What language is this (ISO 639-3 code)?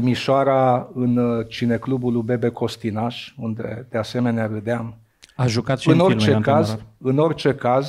ron